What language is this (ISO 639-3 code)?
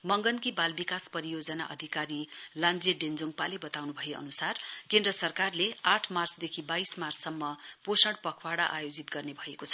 nep